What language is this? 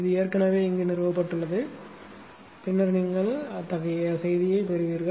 Tamil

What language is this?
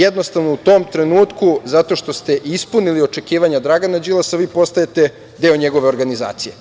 Serbian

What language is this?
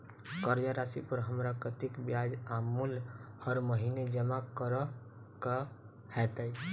Maithili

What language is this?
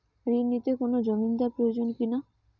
Bangla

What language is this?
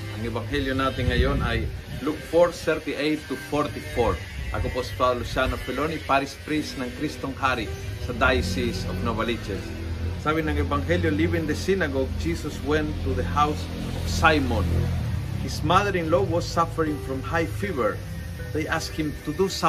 Filipino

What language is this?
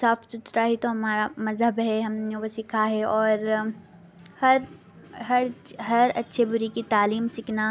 Urdu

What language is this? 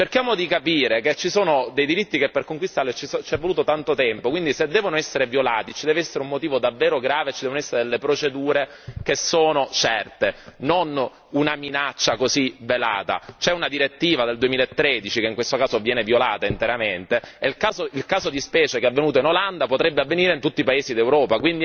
Italian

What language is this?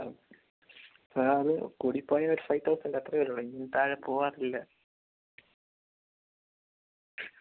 Malayalam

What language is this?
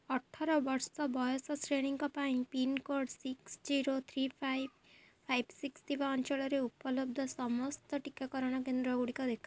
Odia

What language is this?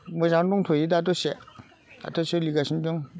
Bodo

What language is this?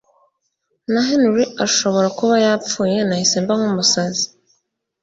Kinyarwanda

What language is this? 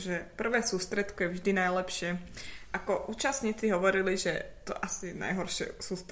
Slovak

